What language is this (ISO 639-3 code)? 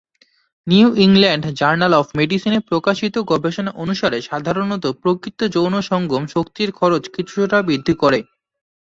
ben